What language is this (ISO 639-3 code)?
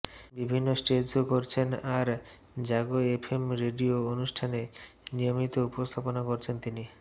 ben